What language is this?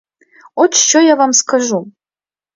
Ukrainian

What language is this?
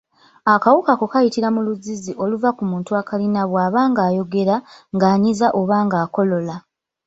Ganda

